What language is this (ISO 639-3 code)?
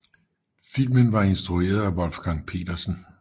dan